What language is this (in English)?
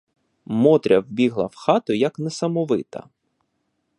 Ukrainian